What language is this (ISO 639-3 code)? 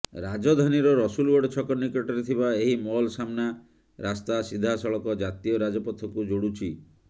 ori